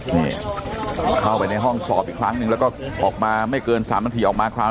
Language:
Thai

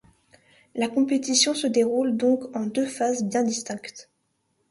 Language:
French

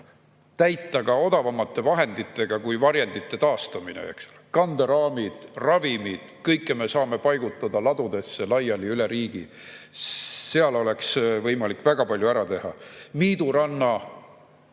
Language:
Estonian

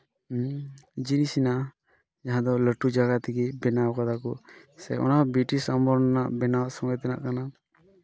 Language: Santali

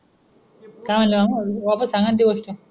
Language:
Marathi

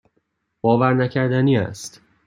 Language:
Persian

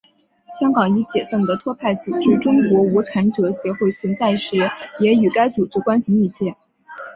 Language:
Chinese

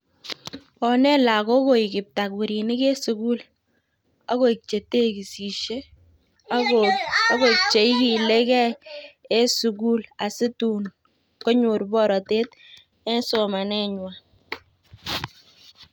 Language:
Kalenjin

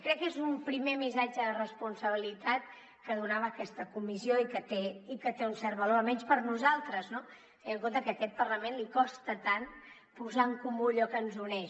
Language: Catalan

